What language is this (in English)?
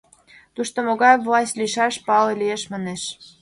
Mari